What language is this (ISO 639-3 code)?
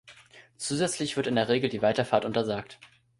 deu